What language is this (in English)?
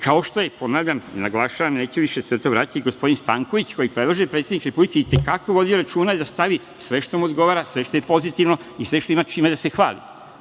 Serbian